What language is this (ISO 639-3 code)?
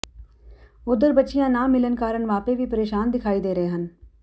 pan